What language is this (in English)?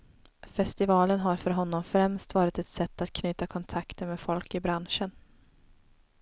Swedish